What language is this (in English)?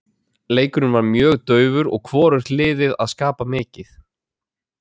Icelandic